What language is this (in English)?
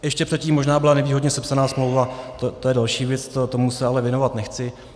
Czech